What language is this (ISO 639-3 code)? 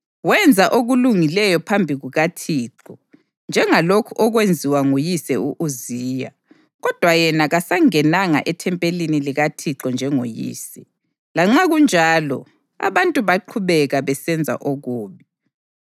nde